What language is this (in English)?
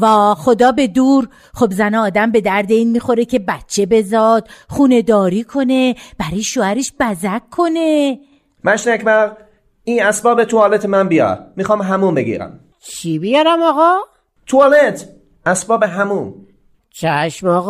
Persian